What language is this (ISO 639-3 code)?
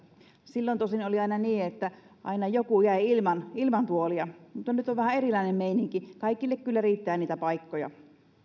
fin